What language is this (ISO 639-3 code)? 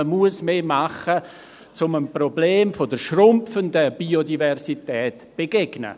gsw